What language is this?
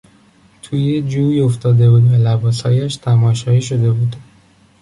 Persian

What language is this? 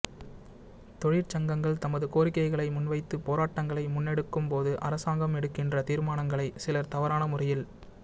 Tamil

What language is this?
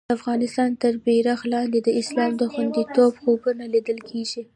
Pashto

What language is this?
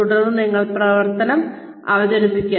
Malayalam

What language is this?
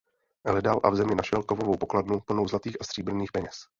Czech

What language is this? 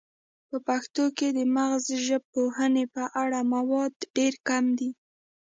Pashto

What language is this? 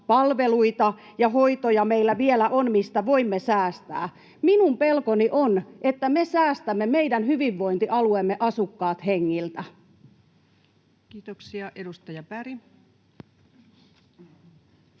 Finnish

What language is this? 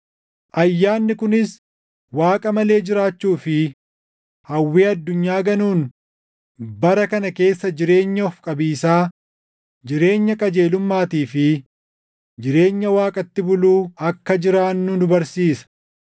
Oromo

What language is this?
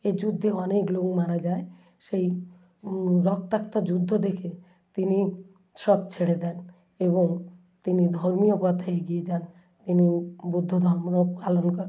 Bangla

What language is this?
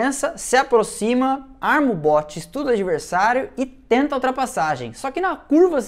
Portuguese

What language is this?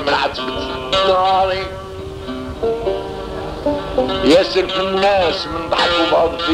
Arabic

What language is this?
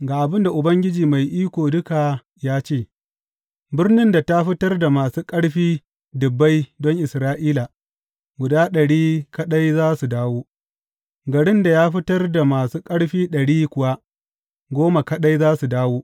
Hausa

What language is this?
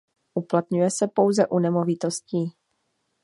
Czech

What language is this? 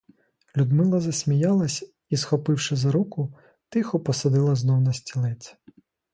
Ukrainian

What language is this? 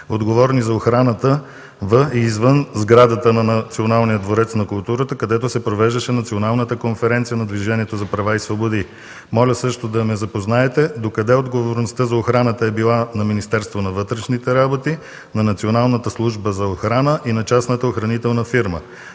Bulgarian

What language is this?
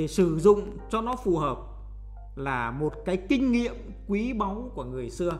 Vietnamese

